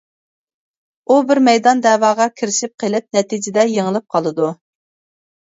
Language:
Uyghur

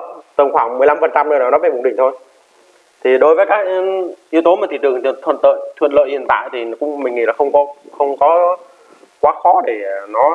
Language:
Vietnamese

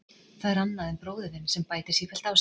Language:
Icelandic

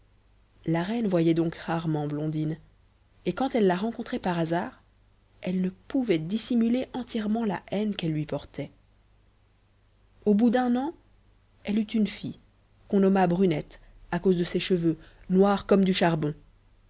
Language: French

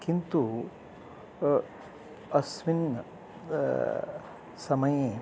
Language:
Sanskrit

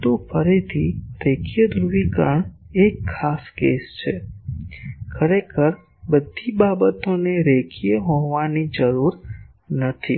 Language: Gujarati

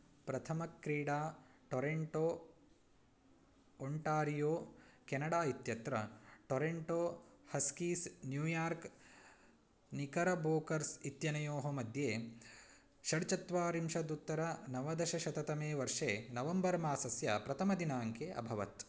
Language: Sanskrit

